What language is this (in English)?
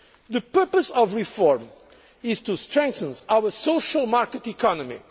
English